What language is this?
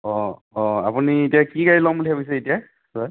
Assamese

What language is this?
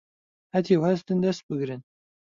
Central Kurdish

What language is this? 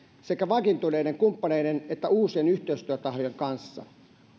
Finnish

